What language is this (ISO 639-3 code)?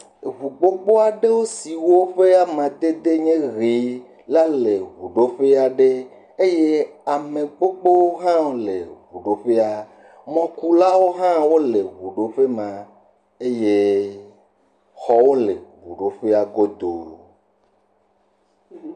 ewe